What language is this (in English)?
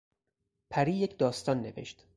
Persian